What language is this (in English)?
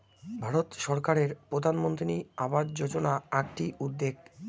Bangla